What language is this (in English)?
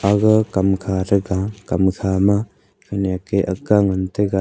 Wancho Naga